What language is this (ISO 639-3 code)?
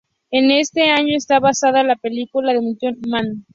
spa